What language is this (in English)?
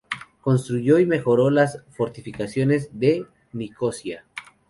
Spanish